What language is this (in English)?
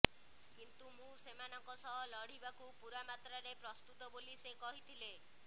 Odia